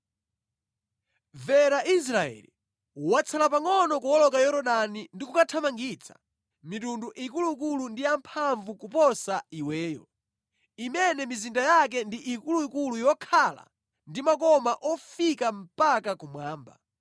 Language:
Nyanja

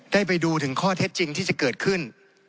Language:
Thai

